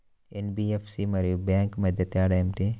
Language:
Telugu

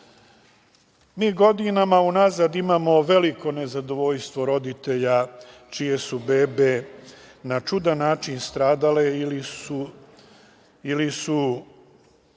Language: Serbian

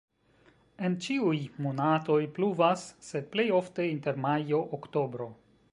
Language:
Esperanto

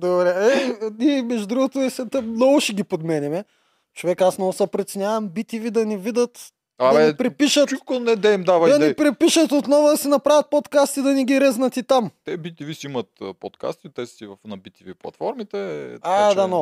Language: Bulgarian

